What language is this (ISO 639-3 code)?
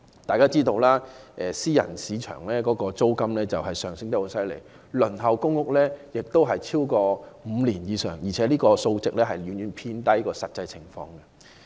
yue